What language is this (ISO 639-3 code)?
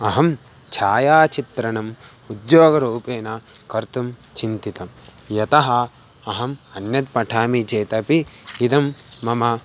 san